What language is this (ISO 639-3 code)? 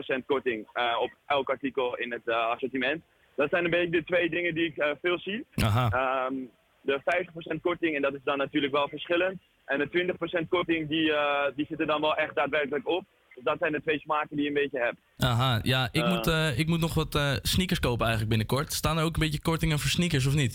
nld